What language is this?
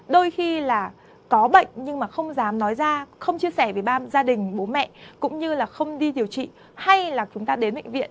Vietnamese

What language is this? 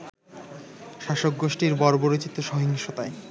Bangla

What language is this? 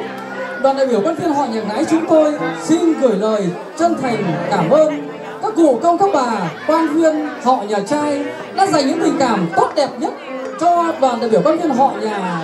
Vietnamese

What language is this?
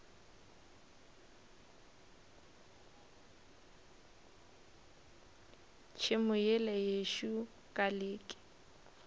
Northern Sotho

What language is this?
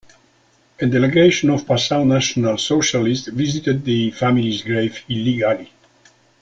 English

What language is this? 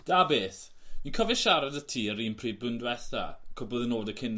Welsh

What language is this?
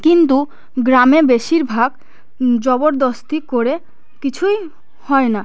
Bangla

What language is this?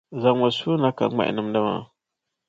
Dagbani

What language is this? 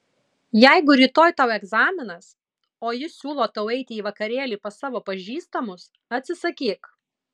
Lithuanian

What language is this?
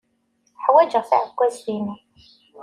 Kabyle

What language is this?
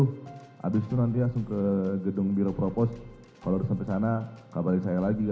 Indonesian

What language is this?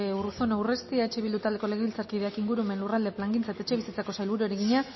Basque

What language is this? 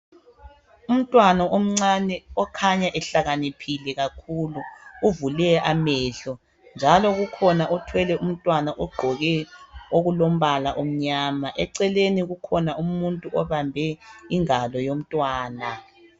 North Ndebele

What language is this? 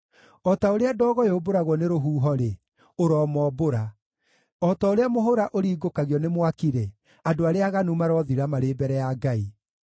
Kikuyu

